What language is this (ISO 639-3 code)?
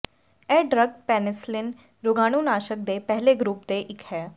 pan